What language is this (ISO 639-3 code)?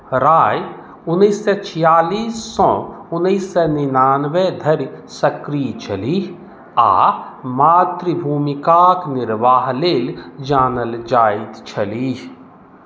mai